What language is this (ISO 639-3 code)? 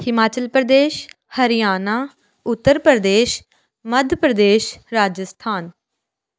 pan